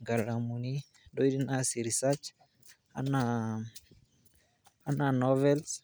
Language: Masai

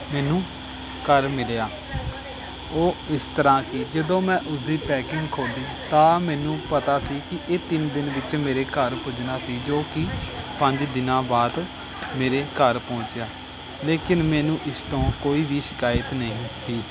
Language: Punjabi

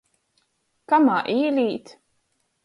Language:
Latgalian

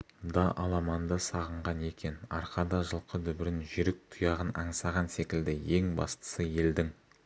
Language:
Kazakh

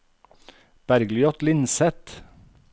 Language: Norwegian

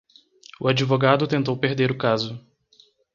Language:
Portuguese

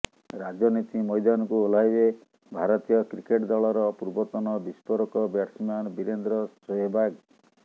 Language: Odia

